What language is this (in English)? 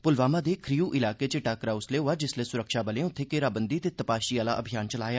Dogri